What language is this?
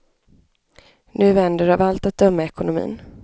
Swedish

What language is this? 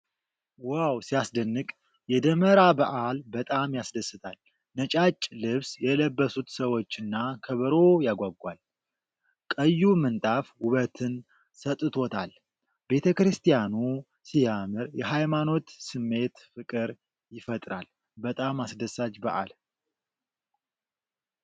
Amharic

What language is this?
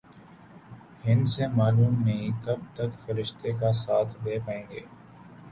Urdu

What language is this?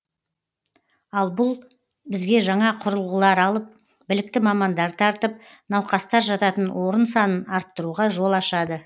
Kazakh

